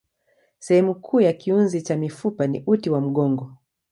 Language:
Swahili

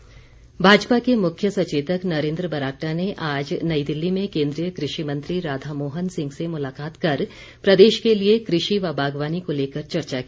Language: Hindi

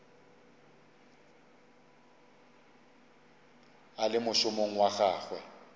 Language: Northern Sotho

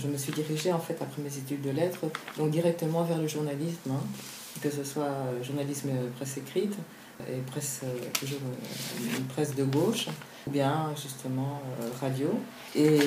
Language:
French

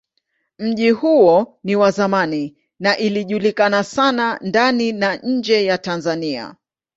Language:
Swahili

